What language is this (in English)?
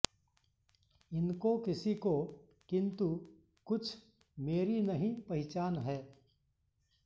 Sanskrit